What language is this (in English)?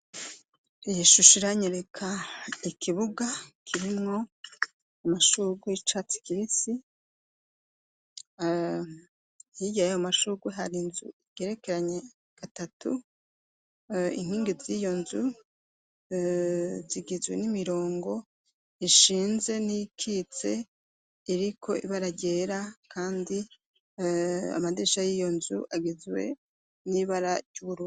Rundi